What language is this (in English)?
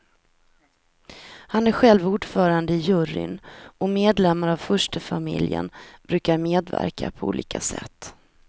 Swedish